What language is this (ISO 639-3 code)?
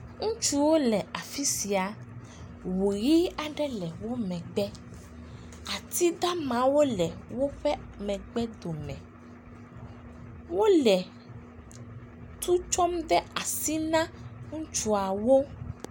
ewe